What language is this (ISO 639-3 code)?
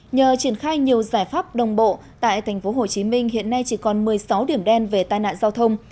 vie